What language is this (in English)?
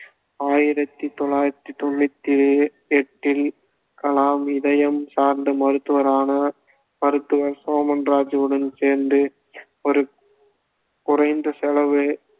Tamil